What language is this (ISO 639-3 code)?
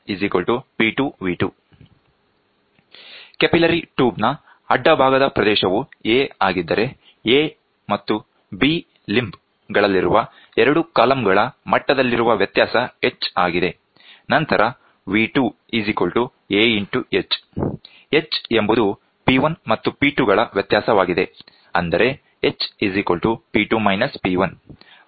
kan